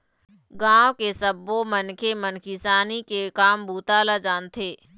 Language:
Chhattisgarhi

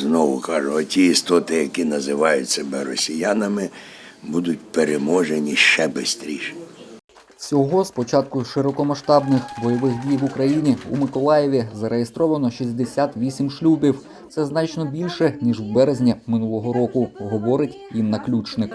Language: Ukrainian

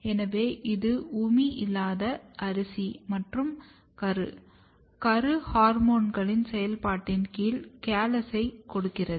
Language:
Tamil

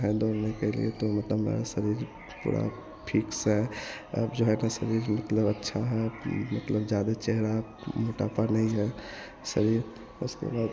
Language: Hindi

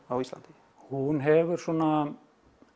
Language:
Icelandic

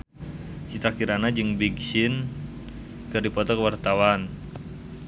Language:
Sundanese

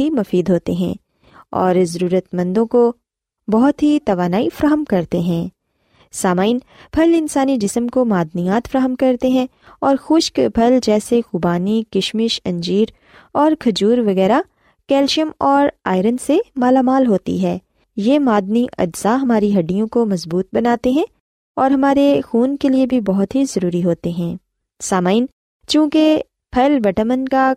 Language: Urdu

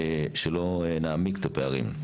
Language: Hebrew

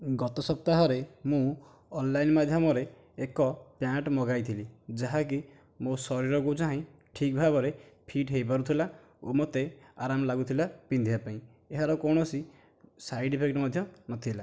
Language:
Odia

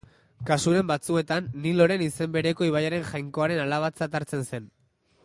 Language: Basque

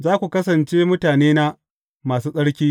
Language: Hausa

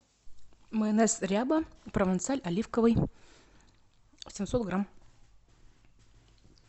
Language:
Russian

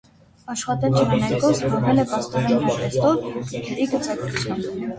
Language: Armenian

